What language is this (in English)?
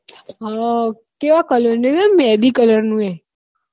Gujarati